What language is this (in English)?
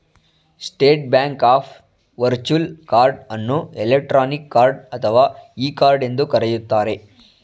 Kannada